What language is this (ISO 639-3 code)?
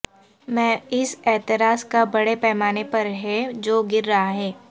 urd